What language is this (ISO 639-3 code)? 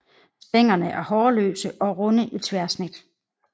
dan